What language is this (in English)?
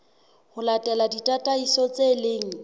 Southern Sotho